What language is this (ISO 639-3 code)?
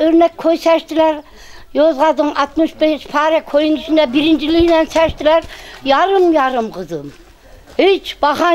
tur